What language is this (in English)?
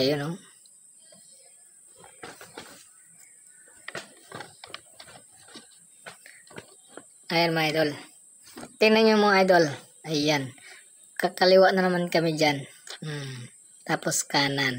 Filipino